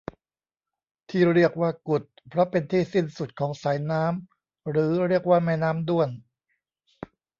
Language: Thai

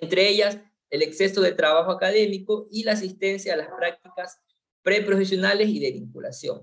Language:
Spanish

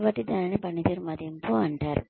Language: Telugu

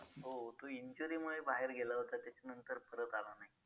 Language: Marathi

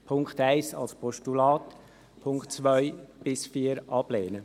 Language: Swiss German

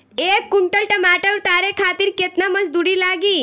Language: Bhojpuri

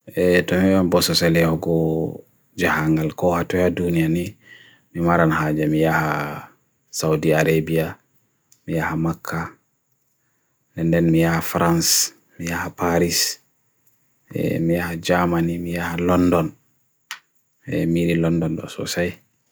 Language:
Bagirmi Fulfulde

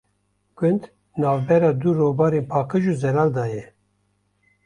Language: Kurdish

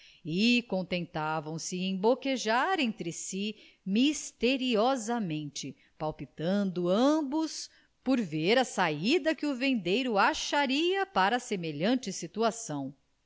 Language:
Portuguese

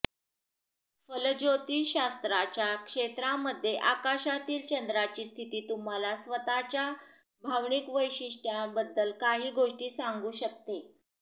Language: Marathi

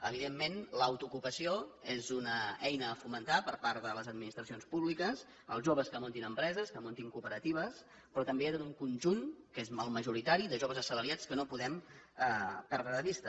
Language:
Catalan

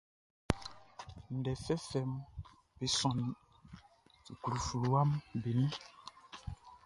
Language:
Baoulé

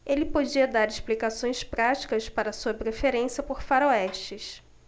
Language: Portuguese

